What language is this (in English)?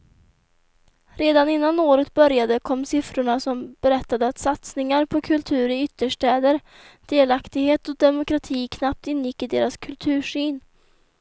Swedish